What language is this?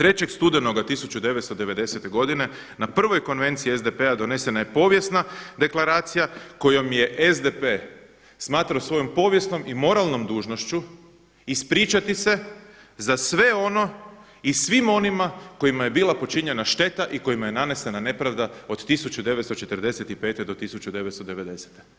Croatian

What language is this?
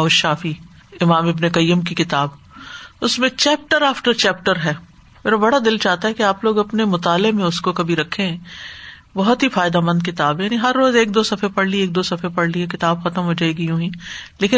Urdu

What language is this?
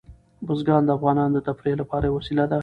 Pashto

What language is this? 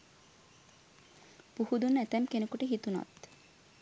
Sinhala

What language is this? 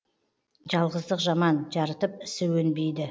Kazakh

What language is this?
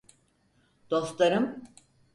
Turkish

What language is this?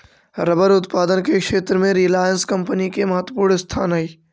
Magahi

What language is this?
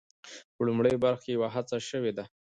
Pashto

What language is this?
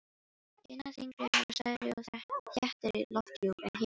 Icelandic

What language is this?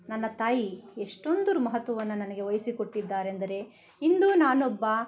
Kannada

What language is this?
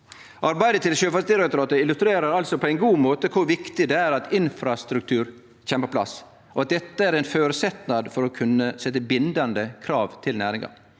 Norwegian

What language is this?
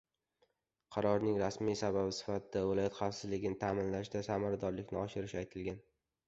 Uzbek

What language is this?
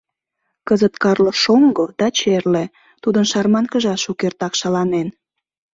Mari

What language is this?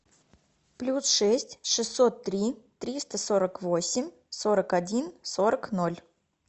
Russian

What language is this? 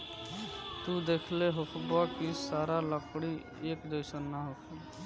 Bhojpuri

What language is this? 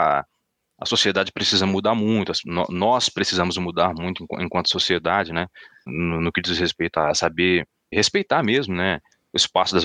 Portuguese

